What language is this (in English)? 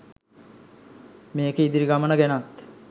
Sinhala